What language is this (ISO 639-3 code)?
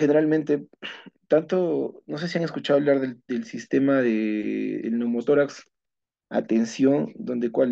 spa